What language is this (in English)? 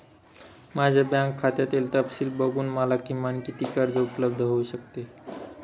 Marathi